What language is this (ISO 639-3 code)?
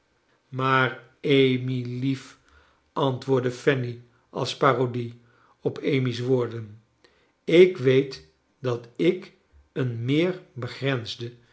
nld